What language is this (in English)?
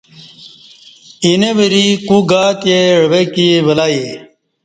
Kati